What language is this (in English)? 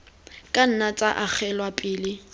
Tswana